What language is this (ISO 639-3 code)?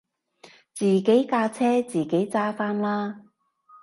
yue